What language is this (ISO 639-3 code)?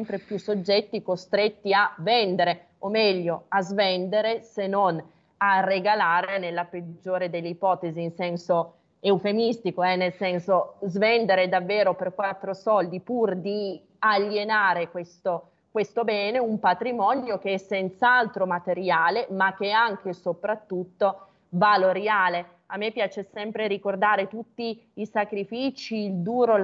ita